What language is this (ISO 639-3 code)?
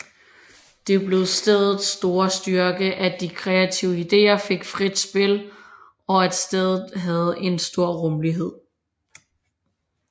dan